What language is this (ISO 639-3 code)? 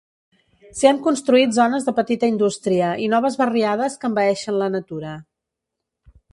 cat